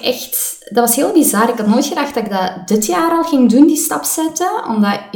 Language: Dutch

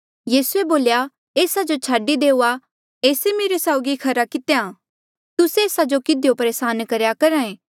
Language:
Mandeali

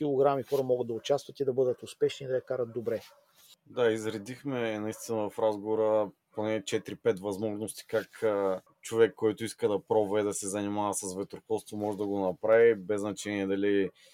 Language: Bulgarian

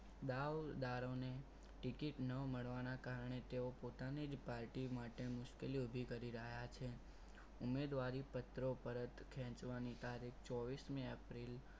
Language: Gujarati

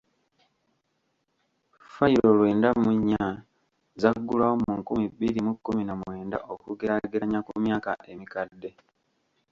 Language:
Ganda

